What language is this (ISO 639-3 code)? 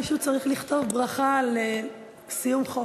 heb